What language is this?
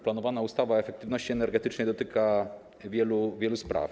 Polish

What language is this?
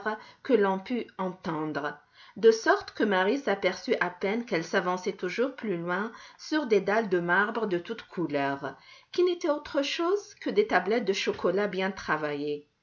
French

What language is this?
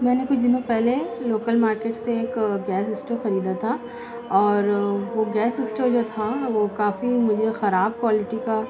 Urdu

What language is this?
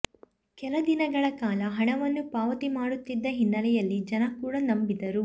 Kannada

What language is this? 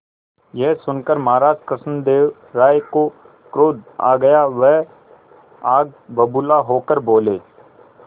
Hindi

